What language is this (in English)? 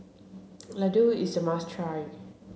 English